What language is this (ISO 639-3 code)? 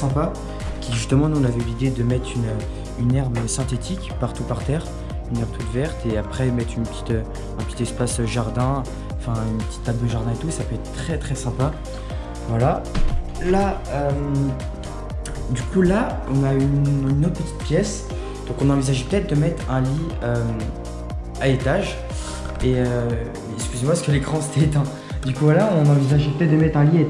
fra